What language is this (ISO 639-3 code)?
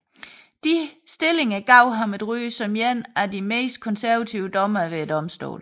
dan